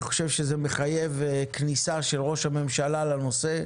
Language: Hebrew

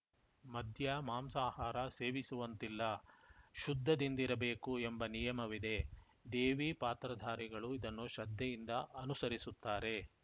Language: Kannada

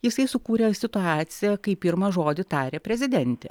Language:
Lithuanian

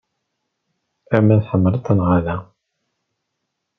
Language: Kabyle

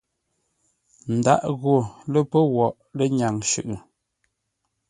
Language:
Ngombale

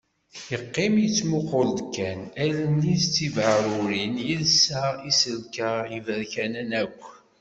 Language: Kabyle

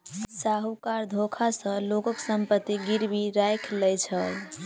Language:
Maithili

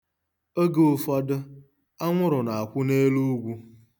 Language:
Igbo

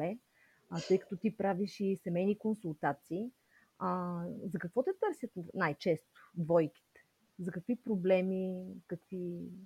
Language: Bulgarian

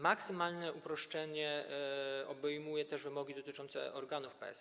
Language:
Polish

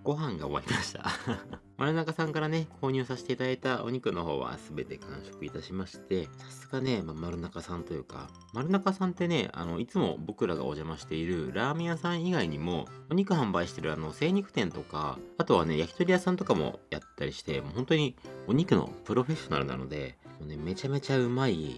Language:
Japanese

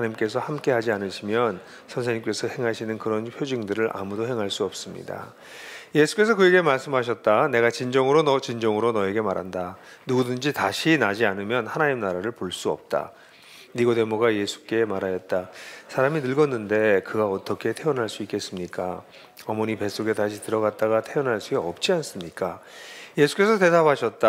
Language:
Korean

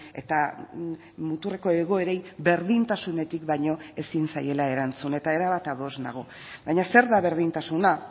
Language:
Basque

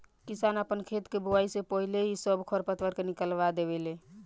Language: Bhojpuri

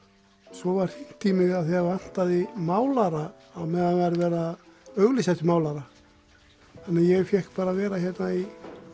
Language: Icelandic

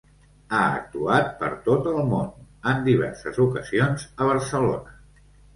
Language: Catalan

